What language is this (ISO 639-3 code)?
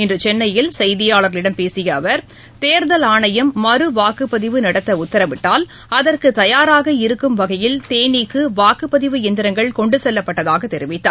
tam